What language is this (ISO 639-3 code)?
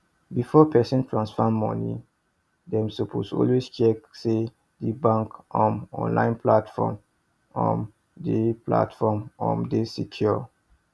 pcm